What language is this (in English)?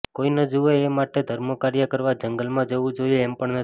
Gujarati